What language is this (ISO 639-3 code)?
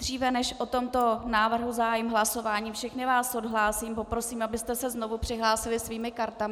ces